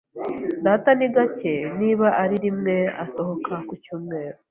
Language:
Kinyarwanda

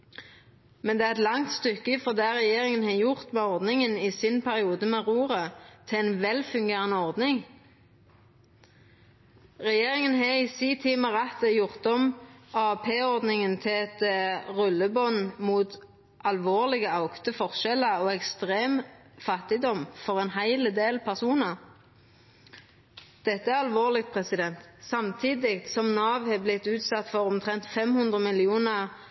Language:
Norwegian Nynorsk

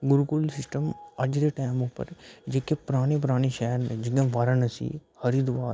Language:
Dogri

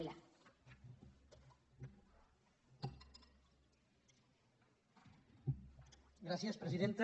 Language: Catalan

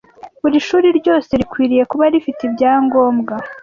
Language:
Kinyarwanda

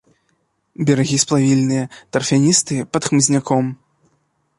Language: Belarusian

